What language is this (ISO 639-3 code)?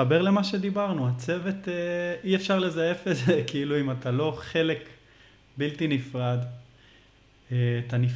heb